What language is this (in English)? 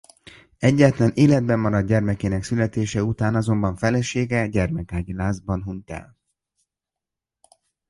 Hungarian